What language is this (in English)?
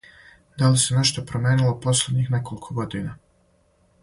Serbian